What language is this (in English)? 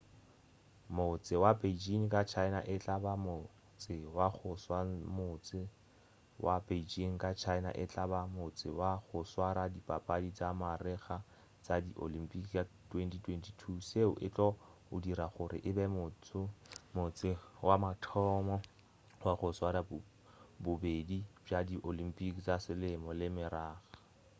Northern Sotho